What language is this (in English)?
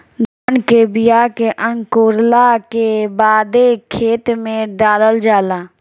Bhojpuri